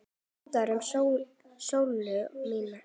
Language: Icelandic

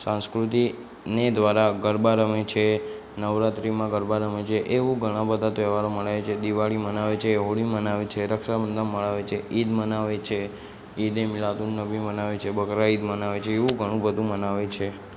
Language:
Gujarati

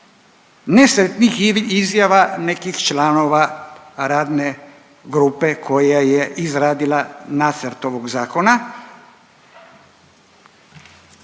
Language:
Croatian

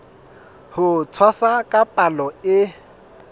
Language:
Southern Sotho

